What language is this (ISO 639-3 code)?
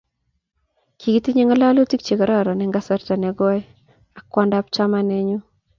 kln